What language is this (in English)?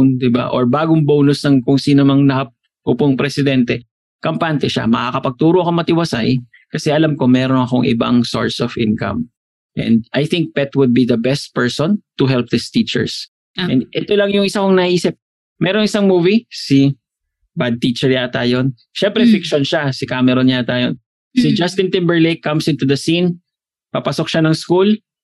Filipino